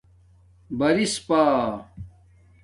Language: Domaaki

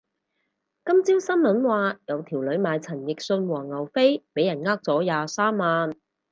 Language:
Cantonese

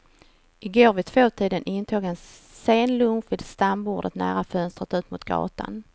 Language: Swedish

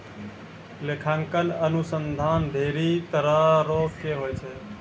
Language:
Maithili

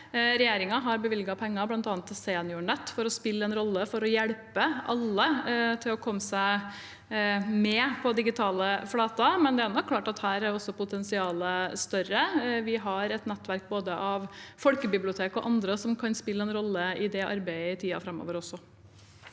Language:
Norwegian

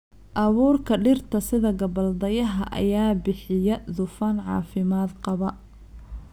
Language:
Somali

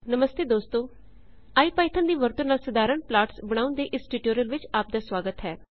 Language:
Punjabi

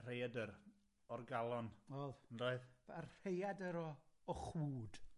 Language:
Welsh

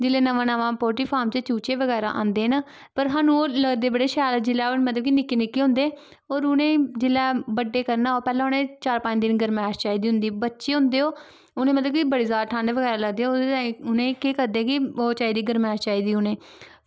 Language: Dogri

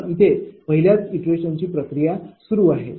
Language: Marathi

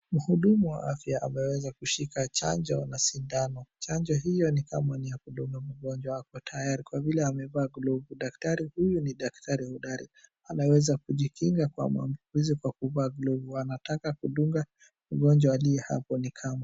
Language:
Swahili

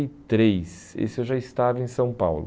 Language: Portuguese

